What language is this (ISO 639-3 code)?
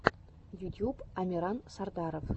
rus